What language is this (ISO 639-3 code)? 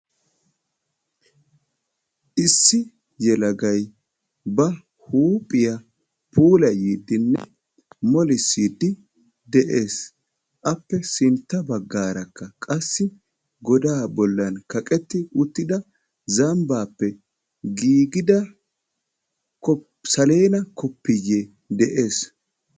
wal